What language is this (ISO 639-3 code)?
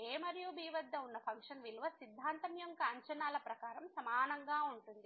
tel